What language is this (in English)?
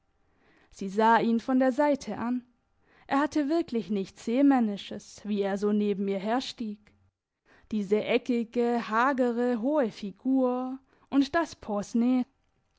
German